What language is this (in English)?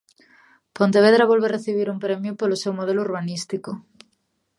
Galician